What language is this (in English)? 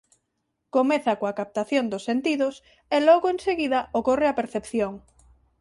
Galician